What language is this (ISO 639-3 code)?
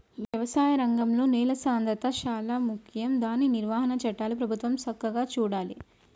tel